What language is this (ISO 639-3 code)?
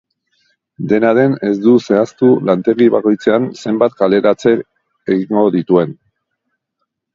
eus